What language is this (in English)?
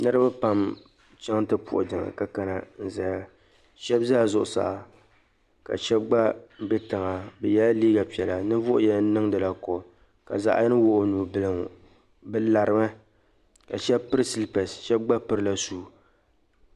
Dagbani